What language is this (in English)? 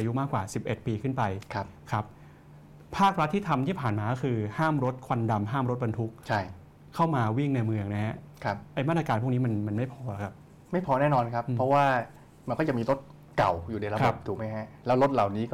Thai